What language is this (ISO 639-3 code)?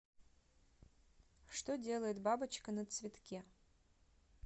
rus